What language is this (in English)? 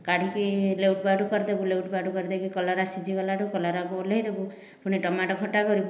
Odia